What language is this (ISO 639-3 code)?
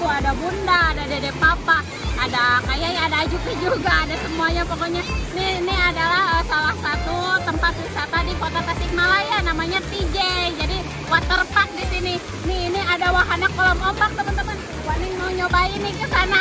ind